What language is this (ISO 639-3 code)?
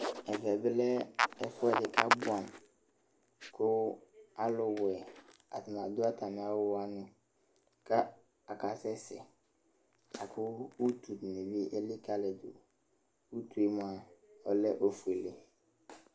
kpo